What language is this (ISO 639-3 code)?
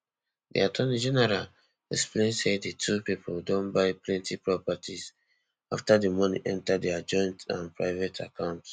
pcm